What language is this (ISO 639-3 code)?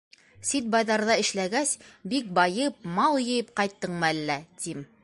bak